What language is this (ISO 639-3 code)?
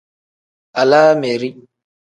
kdh